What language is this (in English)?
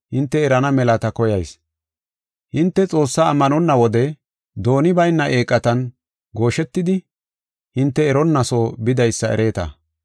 Gofa